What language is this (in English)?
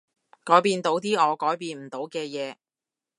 Cantonese